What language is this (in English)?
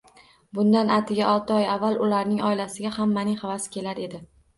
Uzbek